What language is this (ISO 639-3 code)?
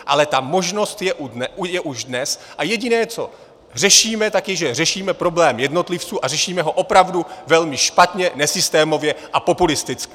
ces